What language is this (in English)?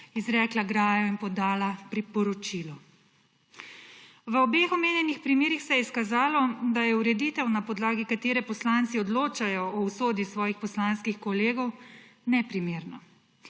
Slovenian